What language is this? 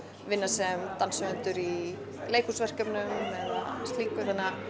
Icelandic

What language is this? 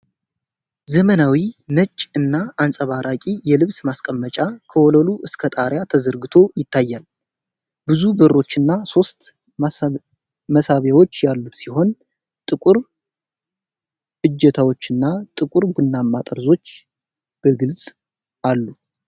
Amharic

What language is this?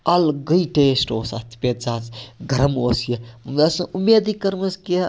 Kashmiri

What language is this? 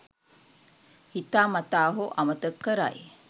Sinhala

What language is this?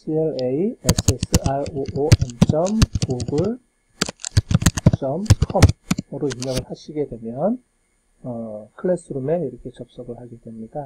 Korean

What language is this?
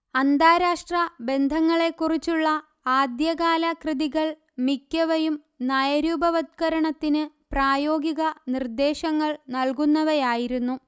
Malayalam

